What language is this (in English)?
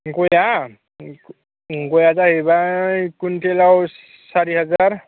Bodo